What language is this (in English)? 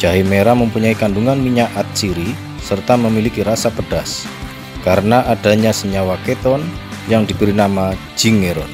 Indonesian